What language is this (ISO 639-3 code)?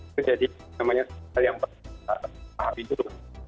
ind